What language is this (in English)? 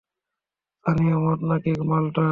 Bangla